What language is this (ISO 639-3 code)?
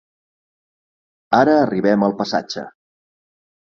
cat